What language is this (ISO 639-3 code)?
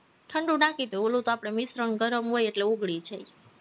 guj